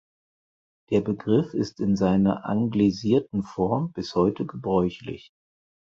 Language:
German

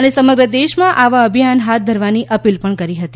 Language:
Gujarati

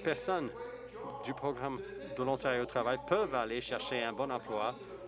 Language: French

